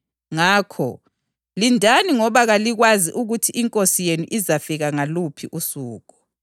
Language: North Ndebele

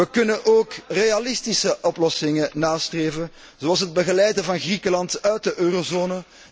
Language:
Dutch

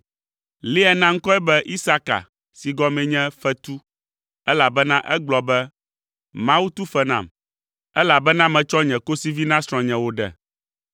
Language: Ewe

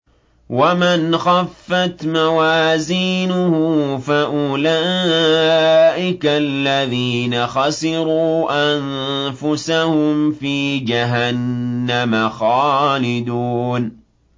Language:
Arabic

